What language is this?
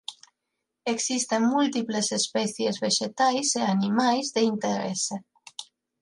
Galician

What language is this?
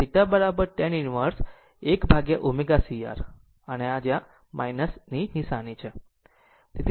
Gujarati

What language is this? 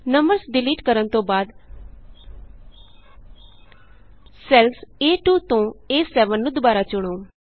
Punjabi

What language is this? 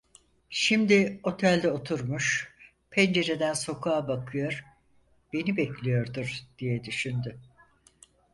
Turkish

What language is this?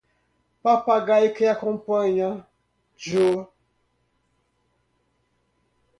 Portuguese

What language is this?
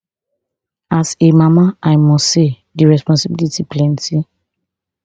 Nigerian Pidgin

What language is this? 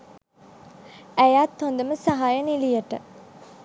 Sinhala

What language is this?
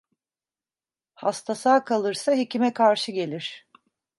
Turkish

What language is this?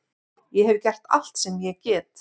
Icelandic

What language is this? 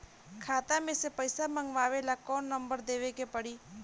Bhojpuri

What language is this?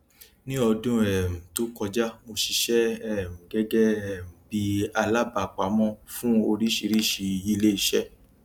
Yoruba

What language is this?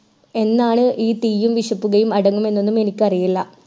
Malayalam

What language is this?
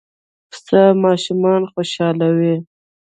Pashto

